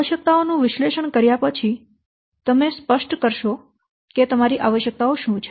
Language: Gujarati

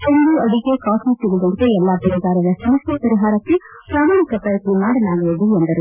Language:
Kannada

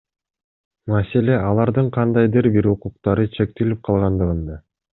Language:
Kyrgyz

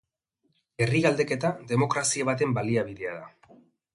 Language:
Basque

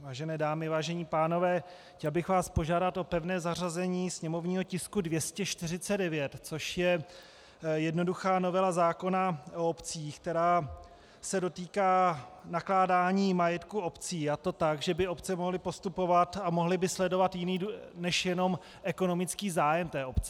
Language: Czech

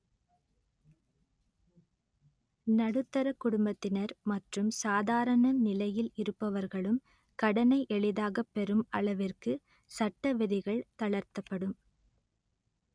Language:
Tamil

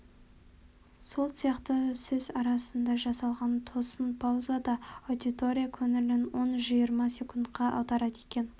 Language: Kazakh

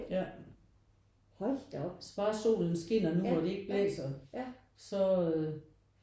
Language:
Danish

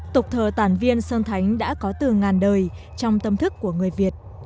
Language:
Vietnamese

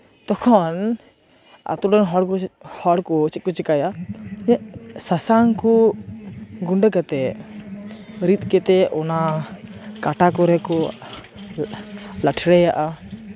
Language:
Santali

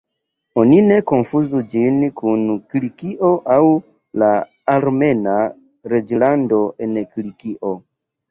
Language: Esperanto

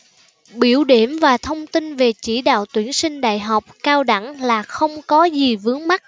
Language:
Vietnamese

